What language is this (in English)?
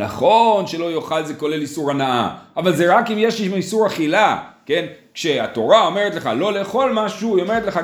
Hebrew